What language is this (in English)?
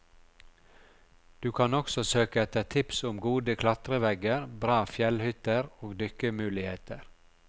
Norwegian